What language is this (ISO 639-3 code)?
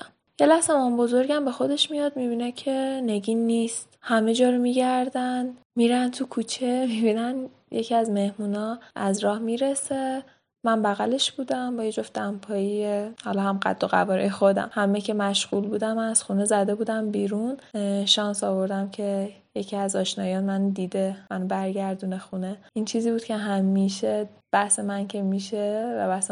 fas